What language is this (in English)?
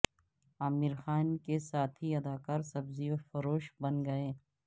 Urdu